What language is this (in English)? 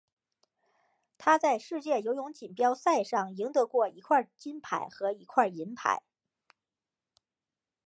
Chinese